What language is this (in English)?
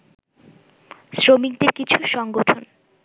Bangla